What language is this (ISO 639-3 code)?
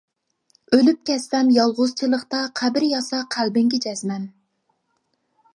uig